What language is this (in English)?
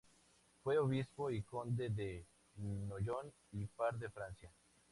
Spanish